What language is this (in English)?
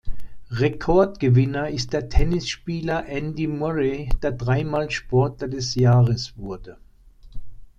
German